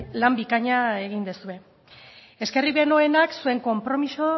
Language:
Basque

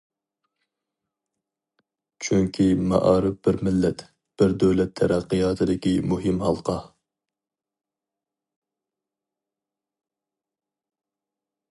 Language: Uyghur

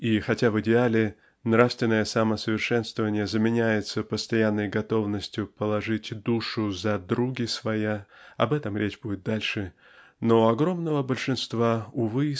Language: Russian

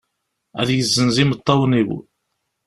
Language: Kabyle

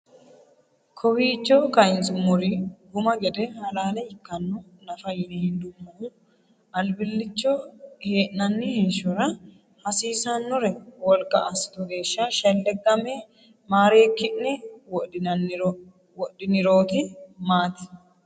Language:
Sidamo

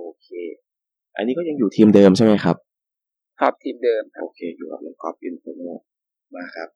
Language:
Thai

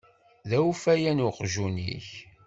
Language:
Kabyle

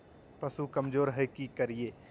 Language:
Magahi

